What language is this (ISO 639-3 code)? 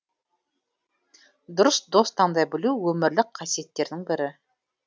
kaz